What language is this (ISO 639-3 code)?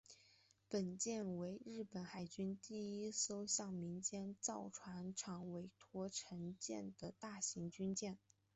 zho